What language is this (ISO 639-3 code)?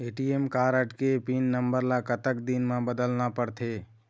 hne